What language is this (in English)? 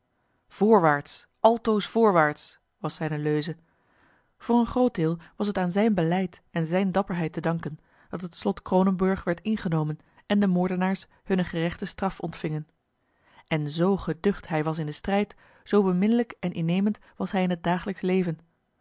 Dutch